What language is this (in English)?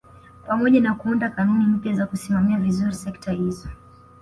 Swahili